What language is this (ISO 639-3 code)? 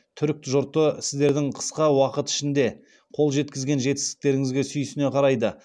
kaz